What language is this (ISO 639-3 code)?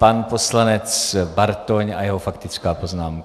ces